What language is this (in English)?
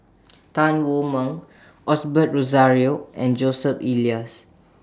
English